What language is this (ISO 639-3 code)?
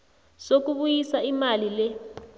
nbl